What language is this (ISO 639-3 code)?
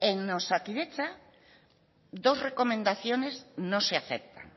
spa